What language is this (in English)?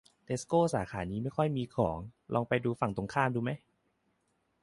Thai